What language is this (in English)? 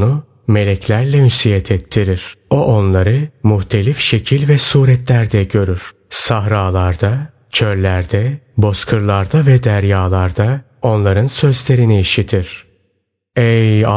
Turkish